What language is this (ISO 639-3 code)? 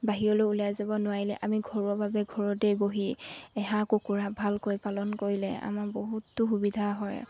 asm